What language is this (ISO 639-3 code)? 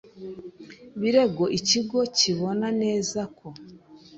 kin